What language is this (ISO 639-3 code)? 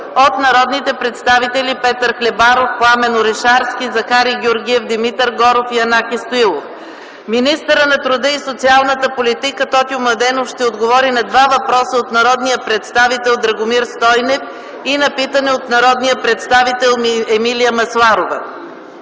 bul